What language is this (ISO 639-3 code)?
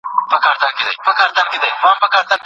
pus